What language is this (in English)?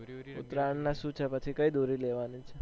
Gujarati